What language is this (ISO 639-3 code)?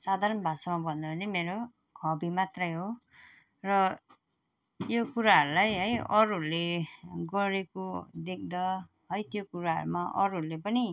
nep